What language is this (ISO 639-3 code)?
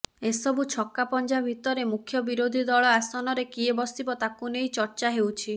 ori